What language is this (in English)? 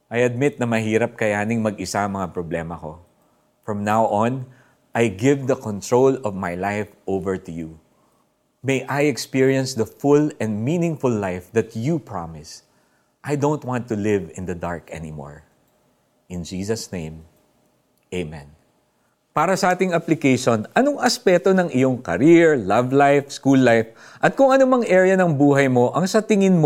Filipino